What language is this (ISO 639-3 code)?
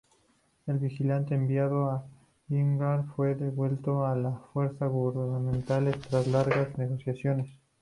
spa